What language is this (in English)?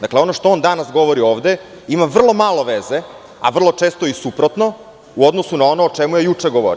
Serbian